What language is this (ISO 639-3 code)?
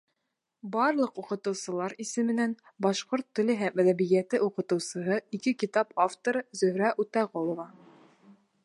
bak